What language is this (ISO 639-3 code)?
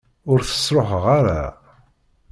kab